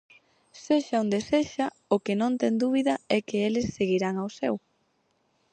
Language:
Galician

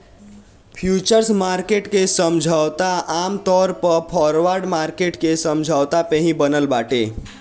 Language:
Bhojpuri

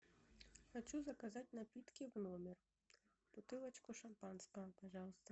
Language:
Russian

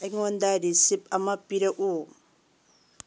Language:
Manipuri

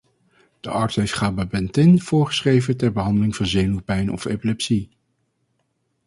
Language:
Dutch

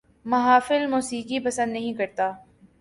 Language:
Urdu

